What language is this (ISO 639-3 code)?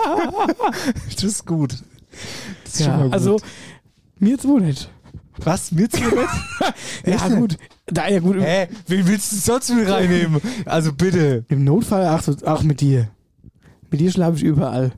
deu